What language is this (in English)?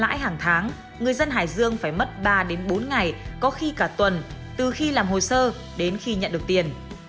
Vietnamese